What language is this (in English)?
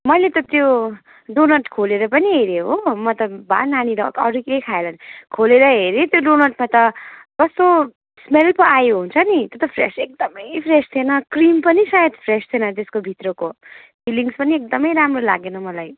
Nepali